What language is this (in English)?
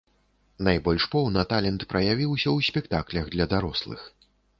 Belarusian